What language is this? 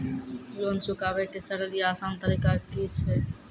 Maithili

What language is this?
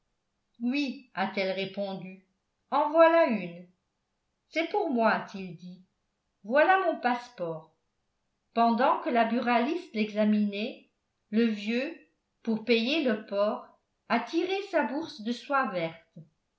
French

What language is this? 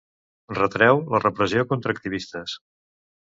Catalan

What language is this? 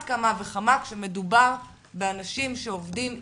Hebrew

